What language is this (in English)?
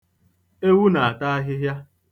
Igbo